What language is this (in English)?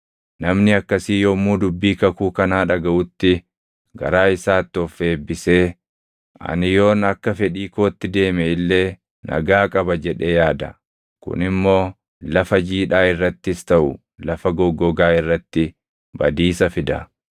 Oromo